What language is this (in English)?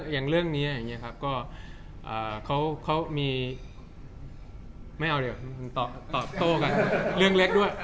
Thai